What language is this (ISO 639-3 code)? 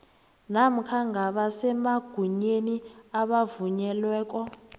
nbl